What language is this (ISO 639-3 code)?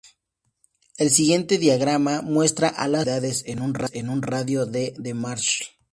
spa